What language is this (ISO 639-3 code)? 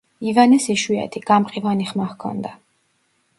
kat